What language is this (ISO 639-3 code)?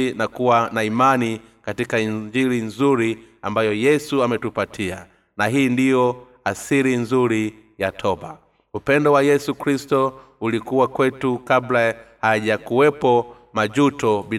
swa